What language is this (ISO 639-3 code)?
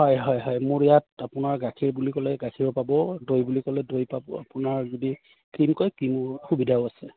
asm